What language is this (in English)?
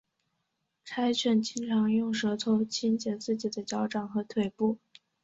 Chinese